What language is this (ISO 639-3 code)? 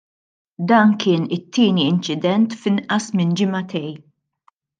mlt